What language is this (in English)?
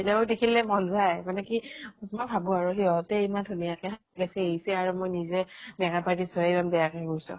Assamese